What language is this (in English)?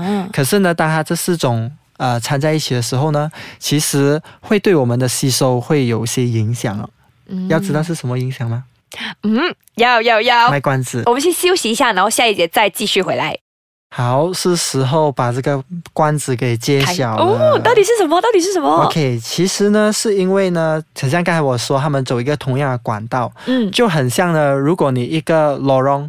Chinese